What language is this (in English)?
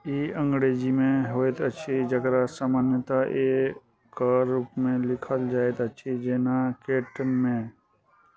Maithili